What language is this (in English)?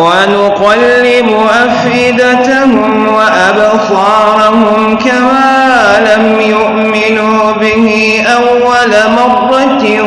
Arabic